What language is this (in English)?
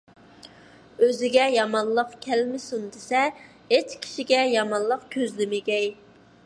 Uyghur